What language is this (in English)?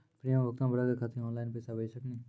Maithili